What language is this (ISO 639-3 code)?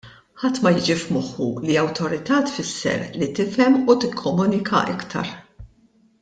mlt